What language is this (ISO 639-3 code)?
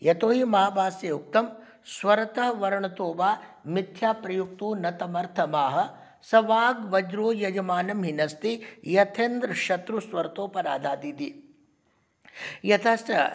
san